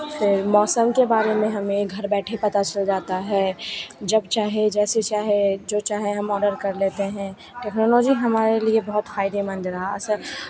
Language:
Hindi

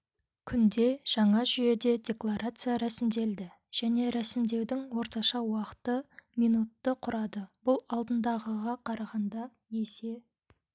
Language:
Kazakh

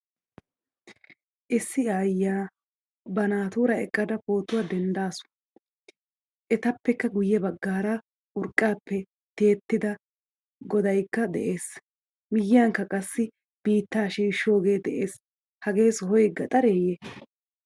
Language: Wolaytta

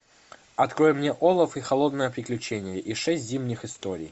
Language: Russian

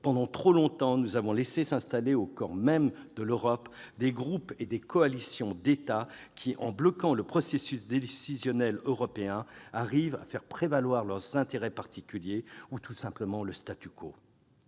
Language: French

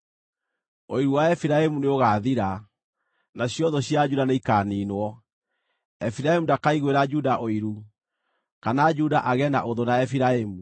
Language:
Kikuyu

